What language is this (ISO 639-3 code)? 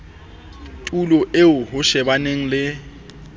sot